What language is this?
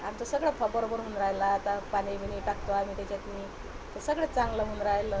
Marathi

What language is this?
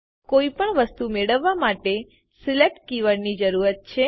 Gujarati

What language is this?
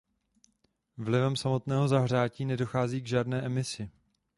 Czech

